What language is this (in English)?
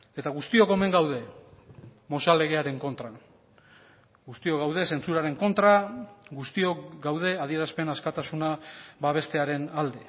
Basque